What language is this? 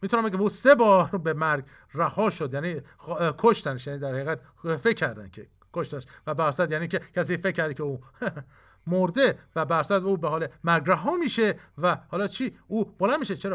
Persian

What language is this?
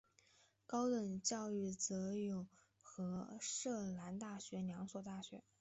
Chinese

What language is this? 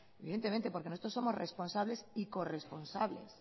Spanish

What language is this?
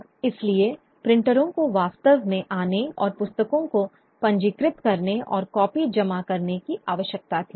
Hindi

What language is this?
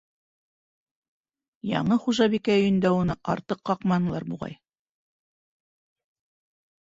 Bashkir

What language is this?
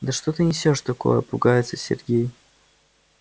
Russian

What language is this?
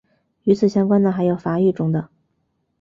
Chinese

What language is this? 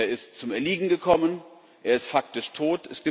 German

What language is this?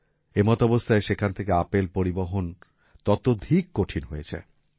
Bangla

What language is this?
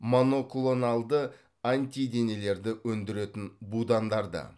Kazakh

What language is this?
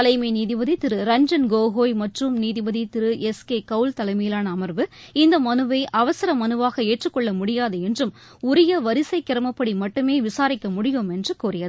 Tamil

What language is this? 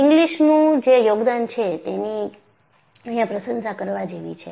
Gujarati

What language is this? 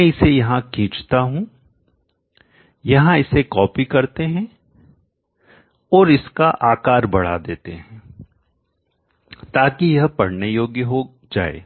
Hindi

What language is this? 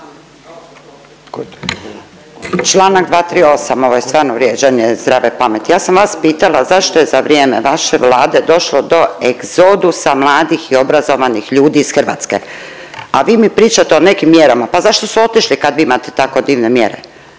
Croatian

